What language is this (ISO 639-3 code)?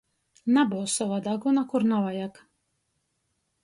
ltg